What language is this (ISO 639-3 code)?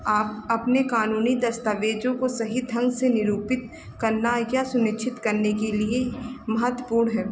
hin